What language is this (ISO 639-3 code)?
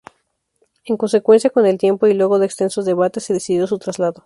spa